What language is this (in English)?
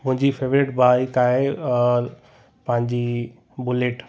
Sindhi